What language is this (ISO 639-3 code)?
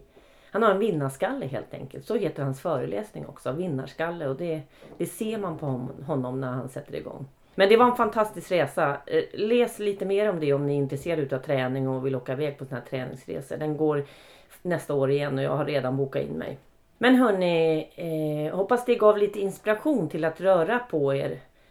swe